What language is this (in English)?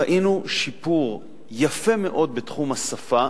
Hebrew